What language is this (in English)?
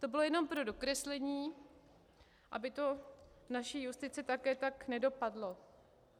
Czech